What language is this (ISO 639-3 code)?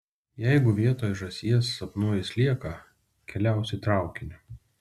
lit